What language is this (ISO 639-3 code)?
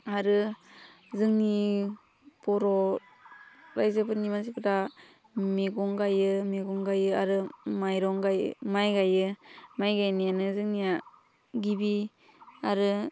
brx